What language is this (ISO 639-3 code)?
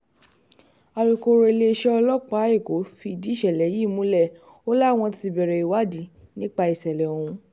yor